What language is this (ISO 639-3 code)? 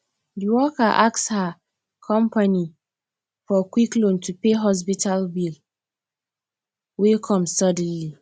pcm